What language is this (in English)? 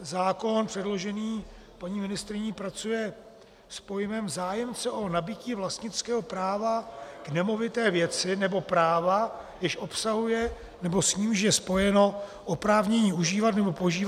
Czech